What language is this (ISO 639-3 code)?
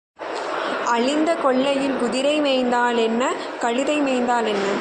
tam